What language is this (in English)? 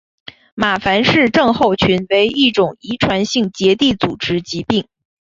Chinese